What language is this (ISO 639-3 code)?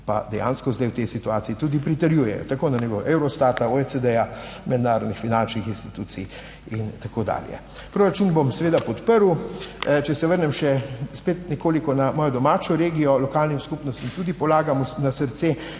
slv